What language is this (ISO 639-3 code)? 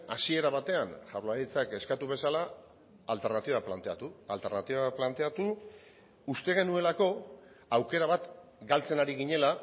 eus